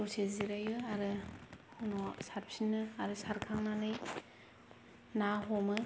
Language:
Bodo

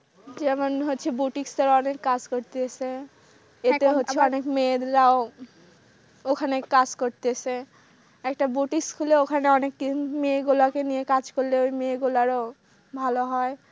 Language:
Bangla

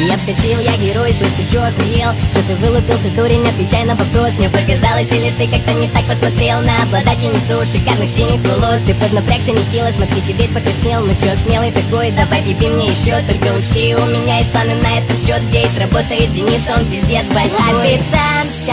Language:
Russian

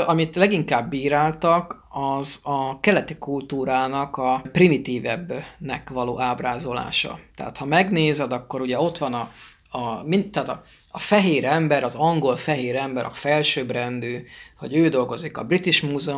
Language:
Hungarian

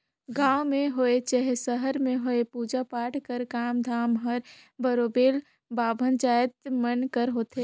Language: Chhattisgarhi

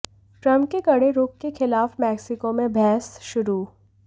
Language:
Hindi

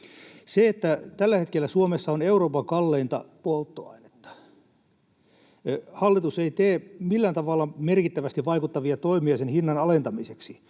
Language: Finnish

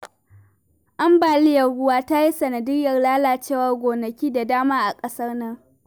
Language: Hausa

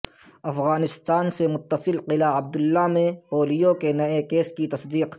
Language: Urdu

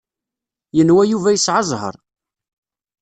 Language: Kabyle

